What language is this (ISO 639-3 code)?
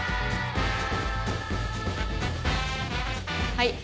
jpn